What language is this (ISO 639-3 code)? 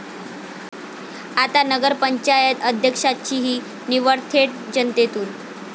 mar